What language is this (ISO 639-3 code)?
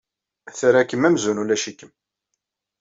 kab